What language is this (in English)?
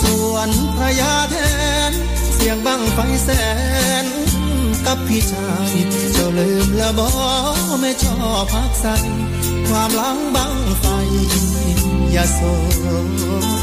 Thai